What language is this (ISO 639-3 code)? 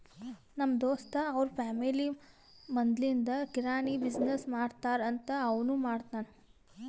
kan